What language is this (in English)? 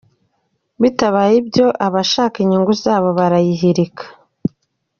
Kinyarwanda